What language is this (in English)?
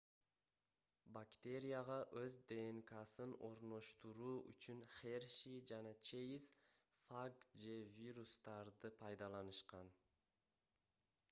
Kyrgyz